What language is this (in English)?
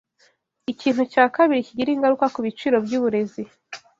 Kinyarwanda